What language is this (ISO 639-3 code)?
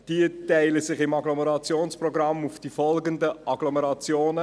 gsw